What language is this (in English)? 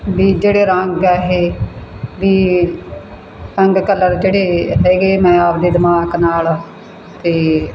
Punjabi